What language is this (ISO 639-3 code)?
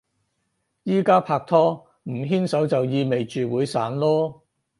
yue